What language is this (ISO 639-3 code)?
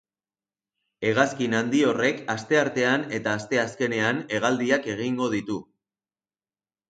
eus